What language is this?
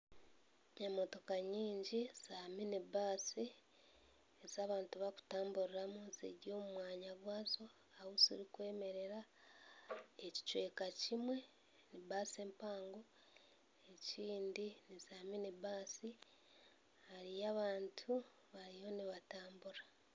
Nyankole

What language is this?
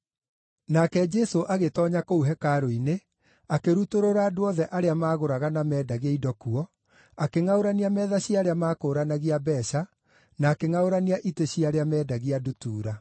Kikuyu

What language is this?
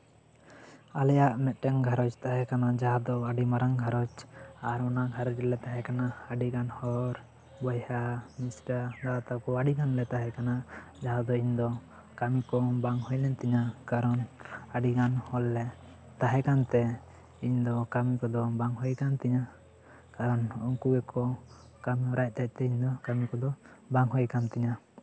Santali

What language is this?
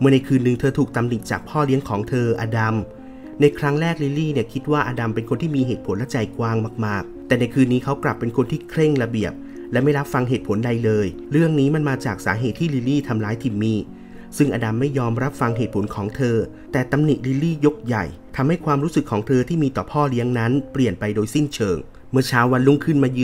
Thai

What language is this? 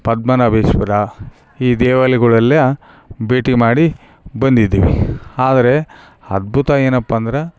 Kannada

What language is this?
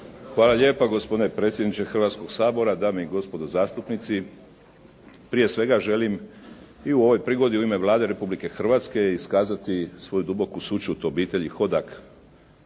Croatian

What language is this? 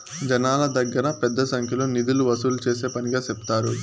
Telugu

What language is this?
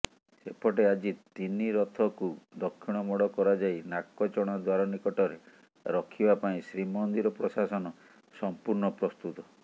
Odia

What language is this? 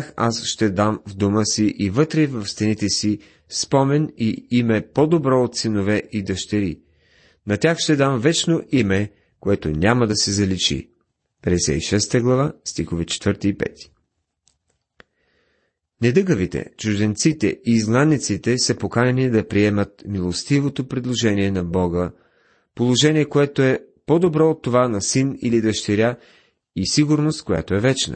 Bulgarian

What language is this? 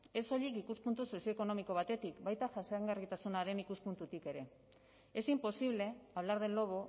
Basque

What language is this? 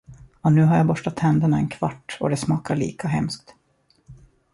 Swedish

